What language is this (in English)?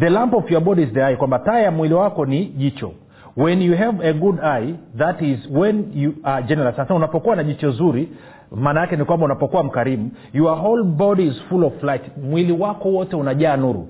Swahili